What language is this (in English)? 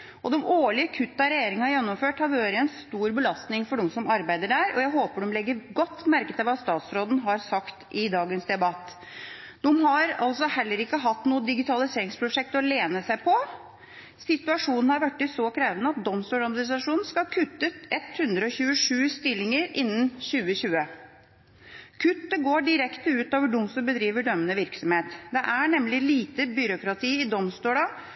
Norwegian Bokmål